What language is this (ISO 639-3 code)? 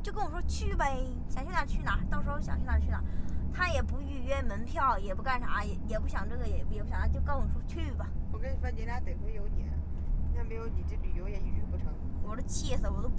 zho